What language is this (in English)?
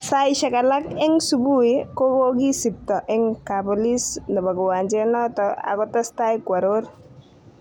Kalenjin